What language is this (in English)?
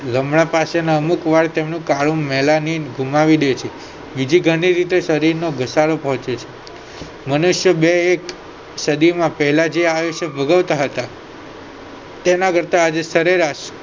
Gujarati